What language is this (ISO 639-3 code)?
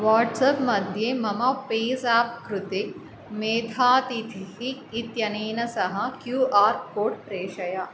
san